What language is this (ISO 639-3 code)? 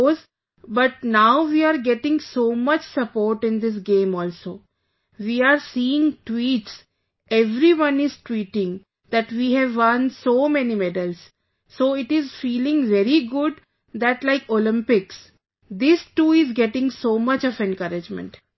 eng